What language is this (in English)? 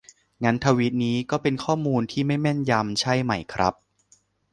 Thai